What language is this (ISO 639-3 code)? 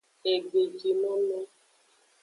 ajg